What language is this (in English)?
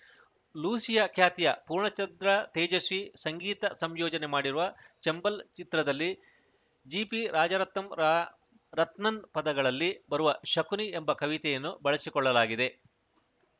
Kannada